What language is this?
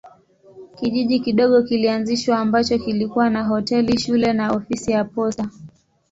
Swahili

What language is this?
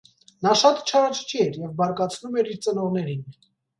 Armenian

